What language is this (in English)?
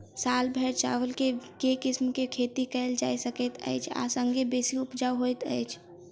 Maithili